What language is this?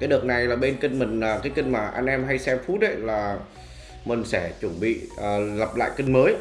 Vietnamese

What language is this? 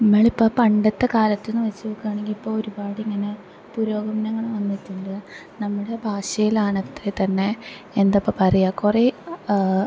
Malayalam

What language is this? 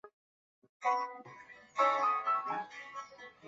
Chinese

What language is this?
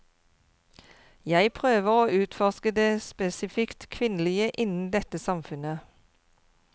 Norwegian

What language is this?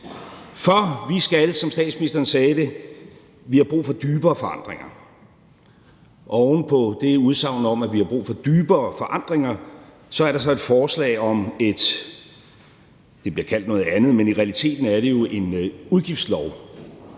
Danish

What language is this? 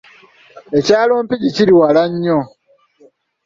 Ganda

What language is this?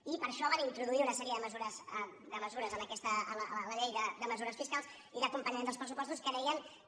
Catalan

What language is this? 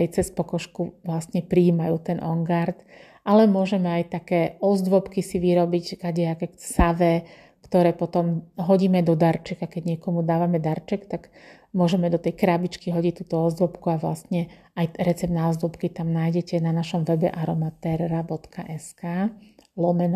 Slovak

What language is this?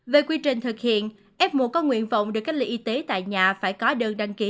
Vietnamese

